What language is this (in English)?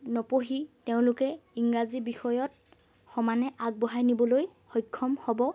Assamese